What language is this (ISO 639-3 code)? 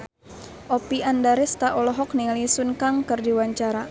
sun